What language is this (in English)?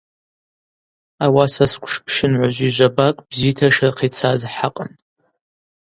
Abaza